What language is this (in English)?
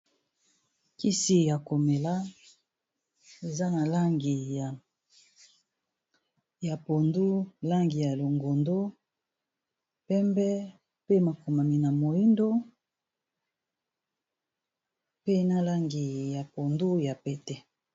Lingala